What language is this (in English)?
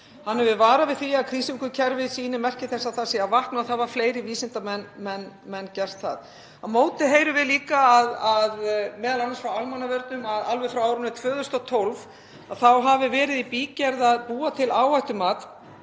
Icelandic